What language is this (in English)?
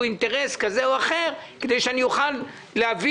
Hebrew